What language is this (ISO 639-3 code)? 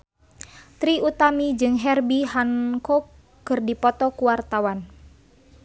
sun